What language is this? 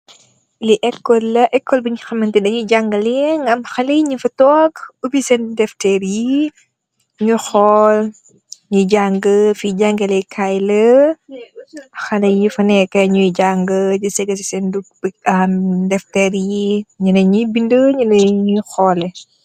Wolof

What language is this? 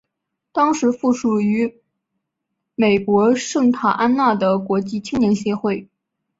Chinese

